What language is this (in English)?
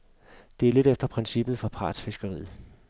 Danish